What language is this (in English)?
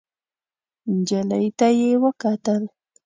Pashto